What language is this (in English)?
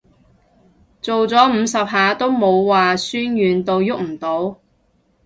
Cantonese